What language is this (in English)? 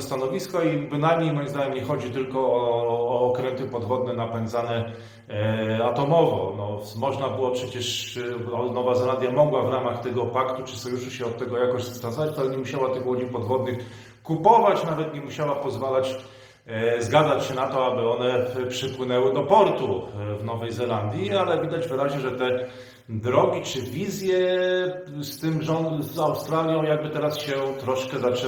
Polish